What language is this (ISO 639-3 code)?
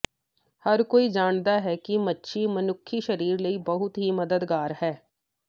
pan